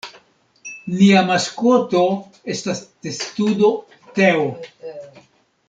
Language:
Esperanto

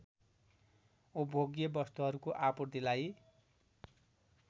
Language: Nepali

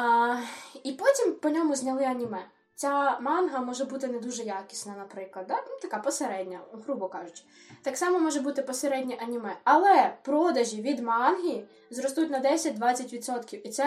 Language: Ukrainian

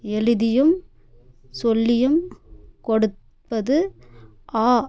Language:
Tamil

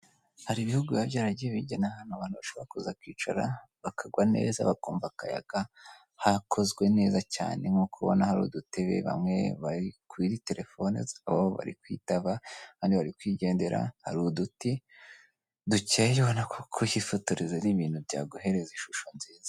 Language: Kinyarwanda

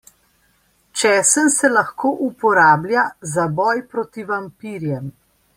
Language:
Slovenian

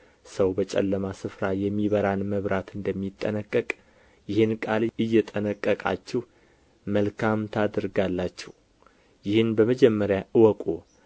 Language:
Amharic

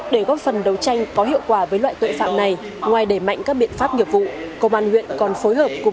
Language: Vietnamese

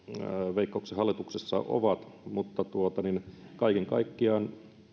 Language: Finnish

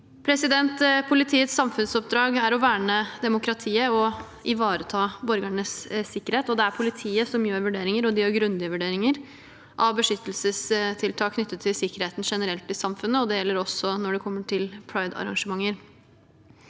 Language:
Norwegian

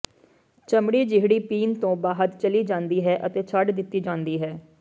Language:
Punjabi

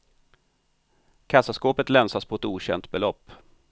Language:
Swedish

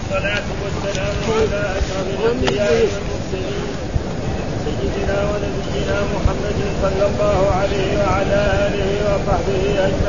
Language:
Arabic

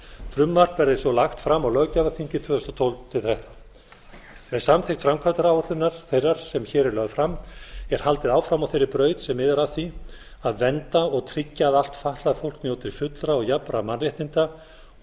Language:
Icelandic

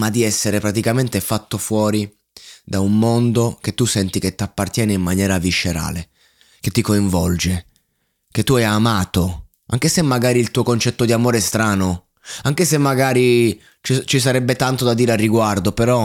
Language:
Italian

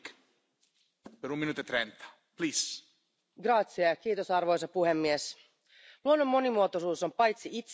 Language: Finnish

